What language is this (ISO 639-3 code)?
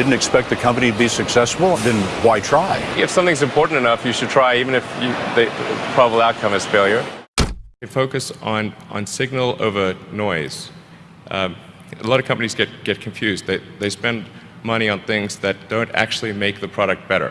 eng